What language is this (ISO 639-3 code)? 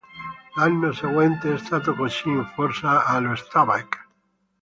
ita